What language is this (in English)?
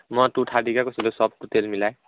Assamese